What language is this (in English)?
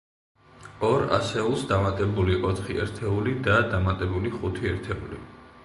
Georgian